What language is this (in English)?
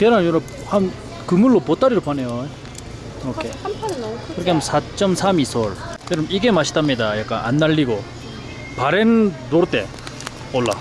Korean